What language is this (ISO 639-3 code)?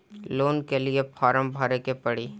bho